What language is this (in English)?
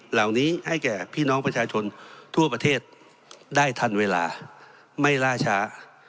Thai